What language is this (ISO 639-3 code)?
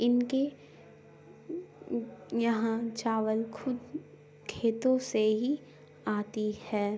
urd